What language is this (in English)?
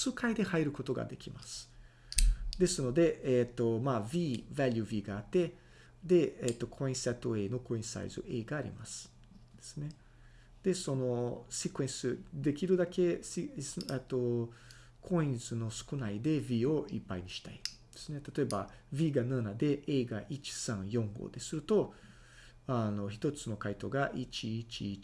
Japanese